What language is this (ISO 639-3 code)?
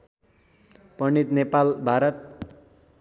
nep